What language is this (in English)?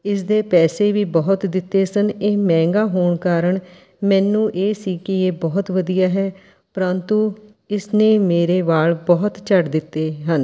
Punjabi